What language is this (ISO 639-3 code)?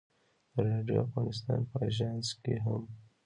pus